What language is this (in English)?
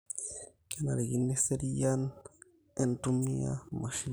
Masai